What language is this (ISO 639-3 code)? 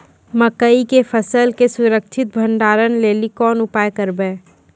mai